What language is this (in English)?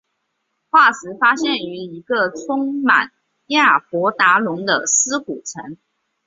Chinese